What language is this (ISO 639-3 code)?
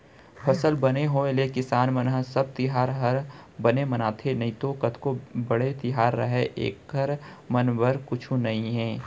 hne